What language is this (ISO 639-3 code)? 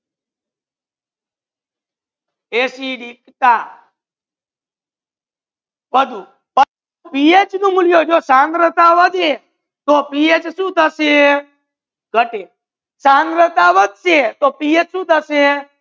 guj